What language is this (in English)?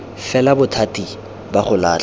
Tswana